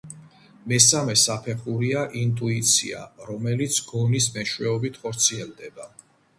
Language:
Georgian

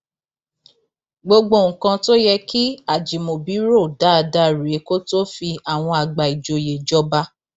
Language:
Yoruba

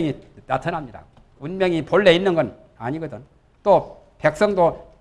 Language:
Korean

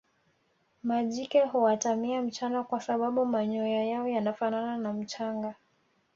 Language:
Swahili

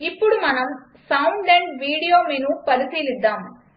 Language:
Telugu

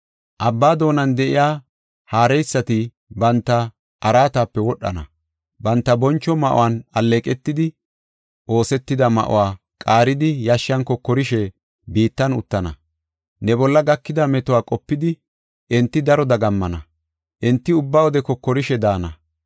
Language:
Gofa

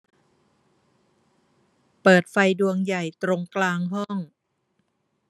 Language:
Thai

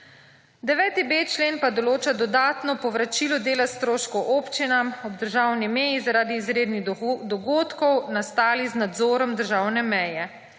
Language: Slovenian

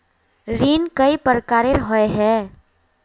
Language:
Magahi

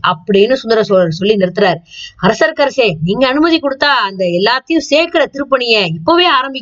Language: Tamil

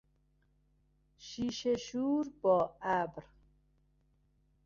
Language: Persian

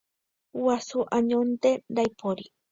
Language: Guarani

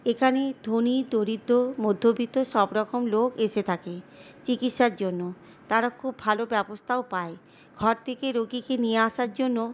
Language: Bangla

